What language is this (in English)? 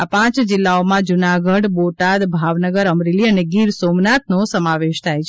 Gujarati